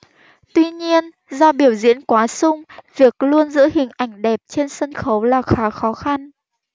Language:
Vietnamese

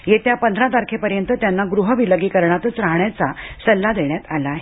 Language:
Marathi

